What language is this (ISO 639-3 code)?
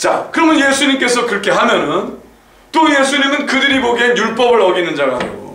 kor